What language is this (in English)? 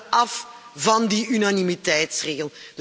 Dutch